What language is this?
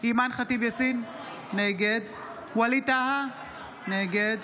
Hebrew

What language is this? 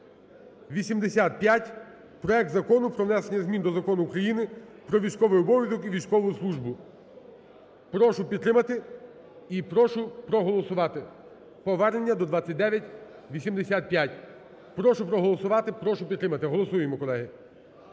Ukrainian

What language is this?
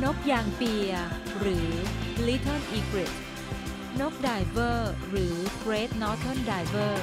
Thai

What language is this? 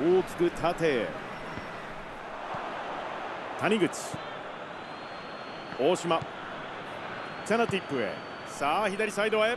Japanese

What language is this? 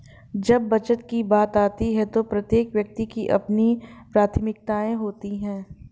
Hindi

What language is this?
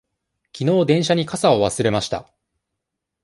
Japanese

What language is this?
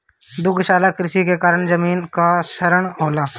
Bhojpuri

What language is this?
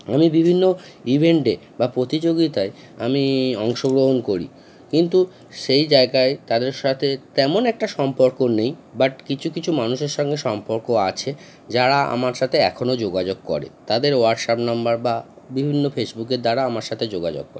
Bangla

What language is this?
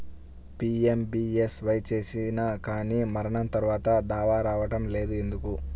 Telugu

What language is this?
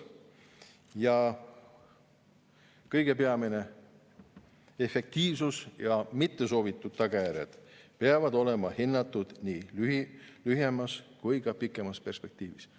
Estonian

